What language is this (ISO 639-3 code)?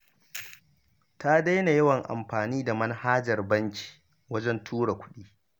hau